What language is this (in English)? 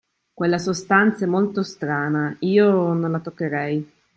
Italian